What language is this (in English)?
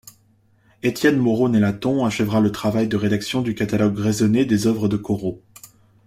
French